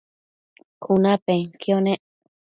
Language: Matsés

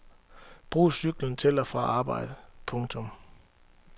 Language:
Danish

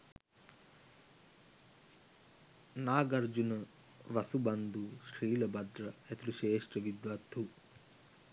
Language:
Sinhala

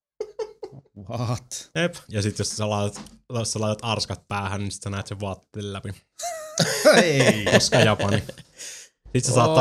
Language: Finnish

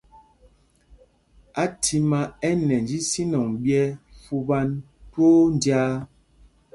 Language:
Mpumpong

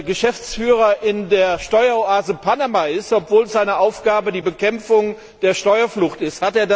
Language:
German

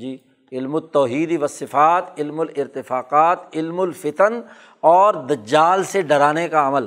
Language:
Urdu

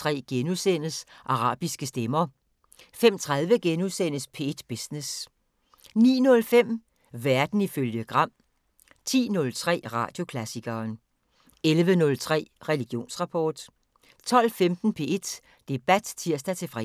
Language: Danish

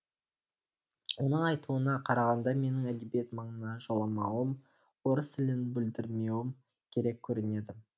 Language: Kazakh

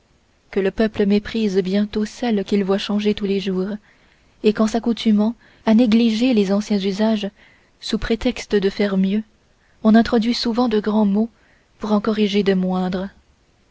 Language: French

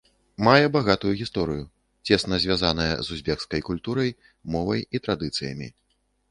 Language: Belarusian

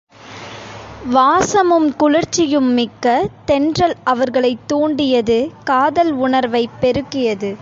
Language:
Tamil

